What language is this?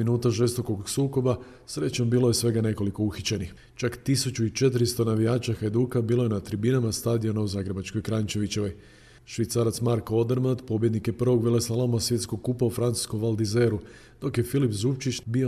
Croatian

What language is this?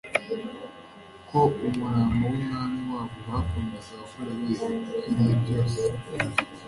Kinyarwanda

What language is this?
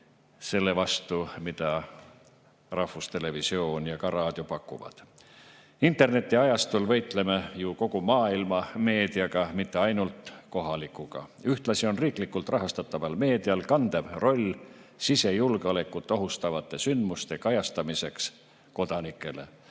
Estonian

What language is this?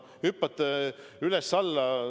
Estonian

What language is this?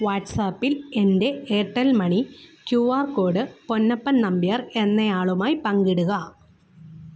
Malayalam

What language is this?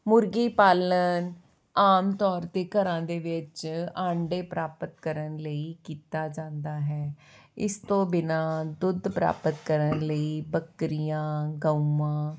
Punjabi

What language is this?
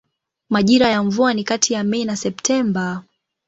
Swahili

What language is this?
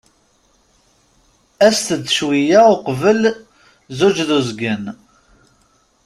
Kabyle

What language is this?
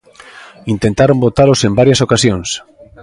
Galician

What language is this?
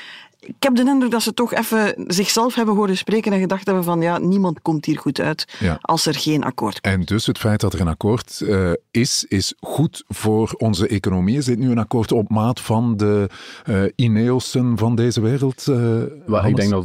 Dutch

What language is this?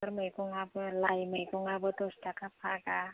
Bodo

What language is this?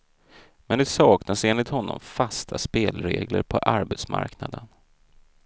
Swedish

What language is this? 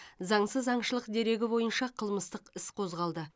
Kazakh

